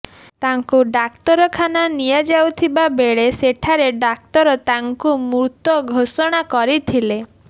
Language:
Odia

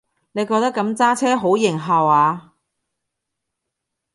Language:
Cantonese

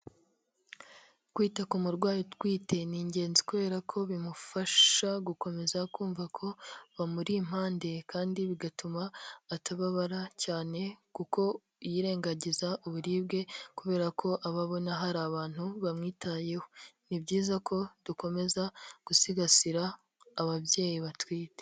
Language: Kinyarwanda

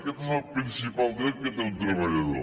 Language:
Catalan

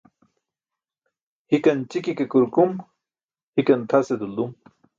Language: Burushaski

